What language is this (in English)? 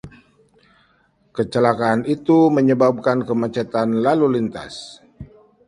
Indonesian